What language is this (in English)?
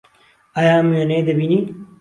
Central Kurdish